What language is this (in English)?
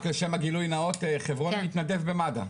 Hebrew